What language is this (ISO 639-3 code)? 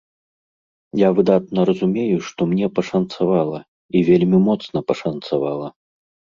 bel